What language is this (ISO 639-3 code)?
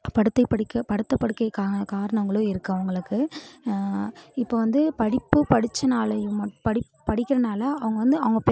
tam